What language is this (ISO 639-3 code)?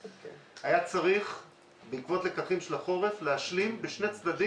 heb